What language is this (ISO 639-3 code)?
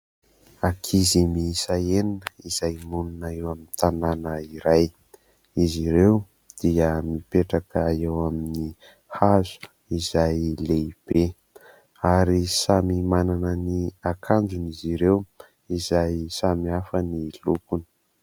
mlg